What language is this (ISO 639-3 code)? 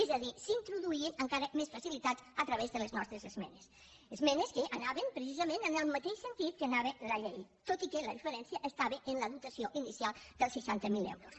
cat